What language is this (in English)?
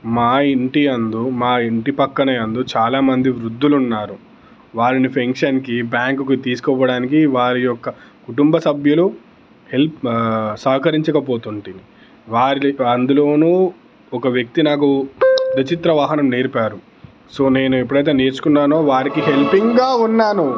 Telugu